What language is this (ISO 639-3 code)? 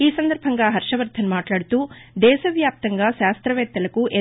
tel